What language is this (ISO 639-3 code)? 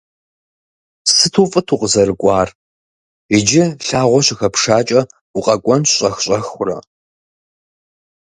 kbd